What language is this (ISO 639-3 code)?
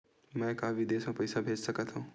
hne